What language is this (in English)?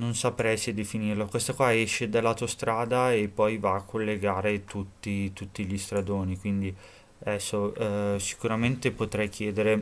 Italian